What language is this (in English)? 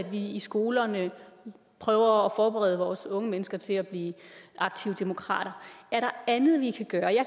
Danish